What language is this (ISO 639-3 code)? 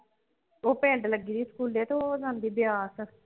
pan